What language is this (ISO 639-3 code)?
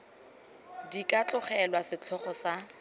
tsn